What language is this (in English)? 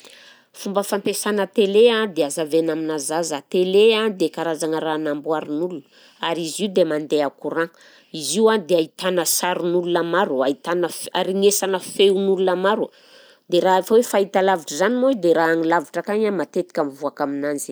Southern Betsimisaraka Malagasy